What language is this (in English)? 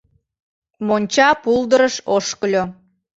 Mari